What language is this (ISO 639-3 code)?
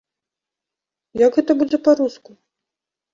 bel